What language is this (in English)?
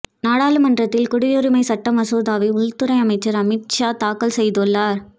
Tamil